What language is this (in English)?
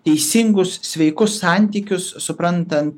Lithuanian